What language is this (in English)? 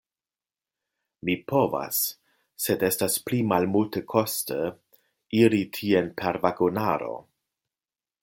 Esperanto